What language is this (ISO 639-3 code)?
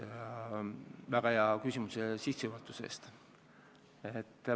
est